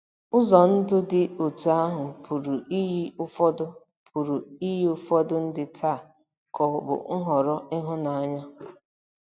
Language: Igbo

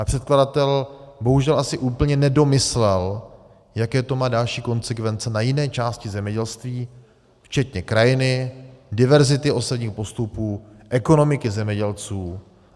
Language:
Czech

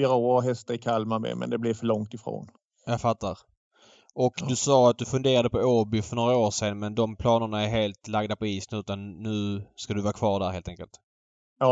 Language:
Swedish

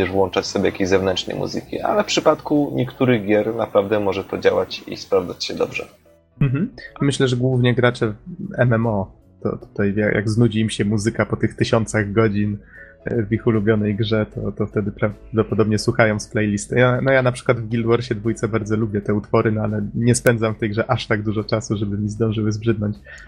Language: Polish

